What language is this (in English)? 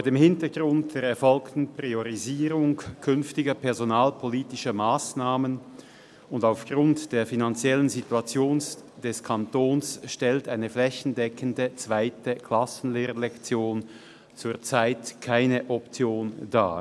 Swiss German